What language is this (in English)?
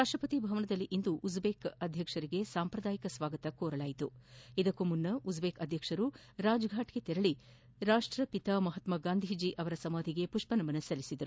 Kannada